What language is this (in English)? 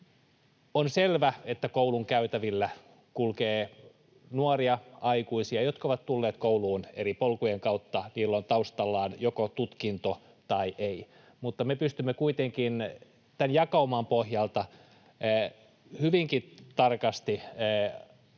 Finnish